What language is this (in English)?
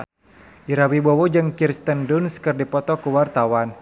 Sundanese